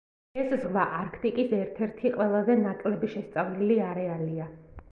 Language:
Georgian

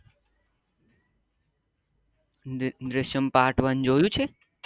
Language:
Gujarati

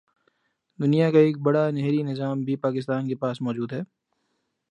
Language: Urdu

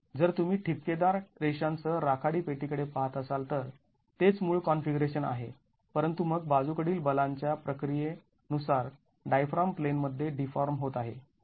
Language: Marathi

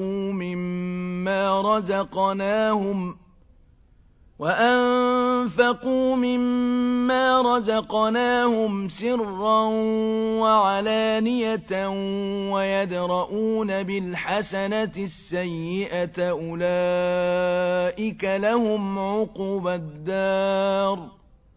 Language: Arabic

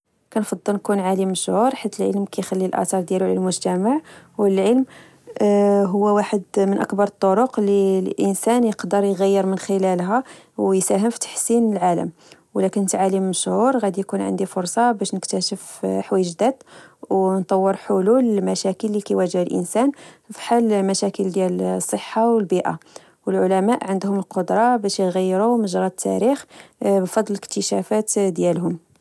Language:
Moroccan Arabic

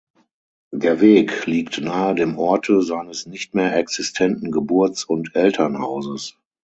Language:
German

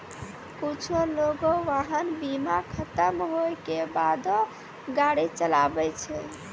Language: Maithili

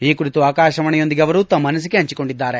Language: Kannada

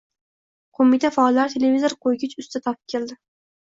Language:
Uzbek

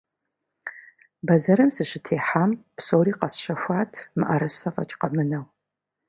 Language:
Kabardian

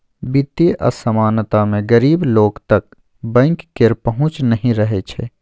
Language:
Maithili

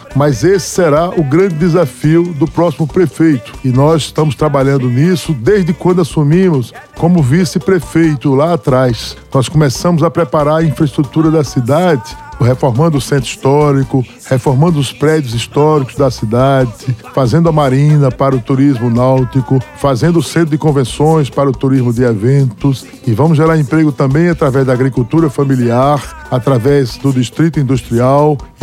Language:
Portuguese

